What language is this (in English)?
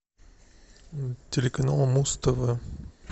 Russian